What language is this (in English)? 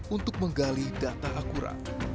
Indonesian